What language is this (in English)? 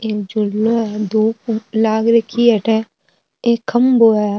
Marwari